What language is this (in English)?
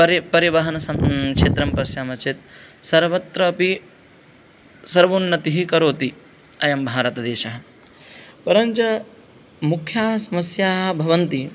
Sanskrit